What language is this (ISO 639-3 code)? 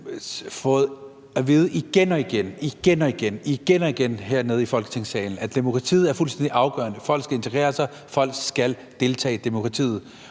dan